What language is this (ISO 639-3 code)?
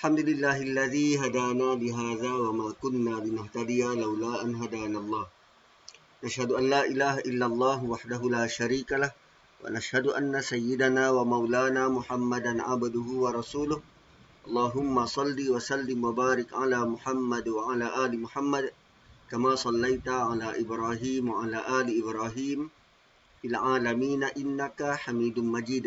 msa